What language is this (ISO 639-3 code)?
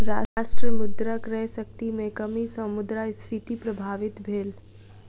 mai